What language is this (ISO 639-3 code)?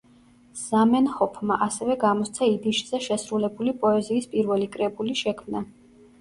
kat